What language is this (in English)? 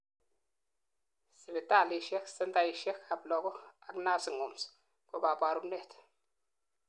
Kalenjin